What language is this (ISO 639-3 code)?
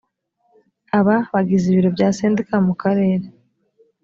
kin